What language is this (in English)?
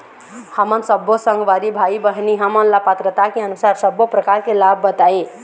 Chhattisgarhi